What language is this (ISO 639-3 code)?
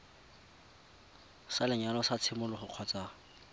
tsn